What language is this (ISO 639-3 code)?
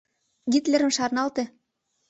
chm